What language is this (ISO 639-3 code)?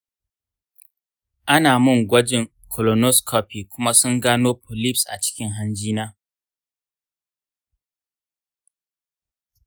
hau